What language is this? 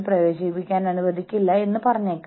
Malayalam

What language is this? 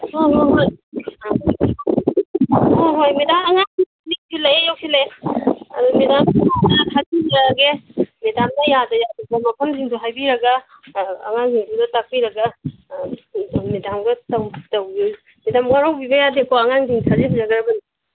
Manipuri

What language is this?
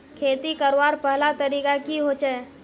Magahi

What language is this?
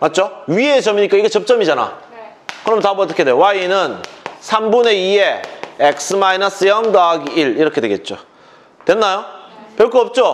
Korean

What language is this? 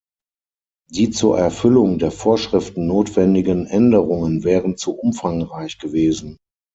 German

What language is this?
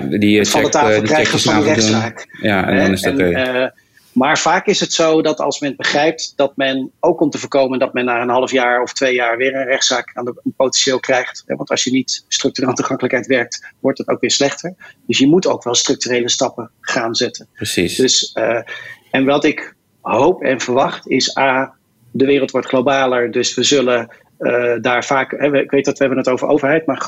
Dutch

